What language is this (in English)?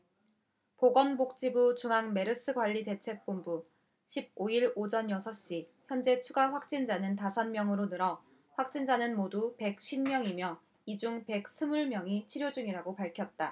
Korean